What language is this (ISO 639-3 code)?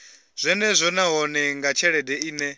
ven